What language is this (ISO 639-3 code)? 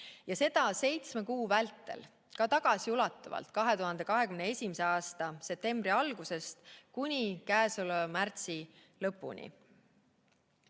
est